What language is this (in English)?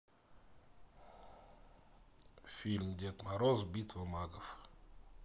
Russian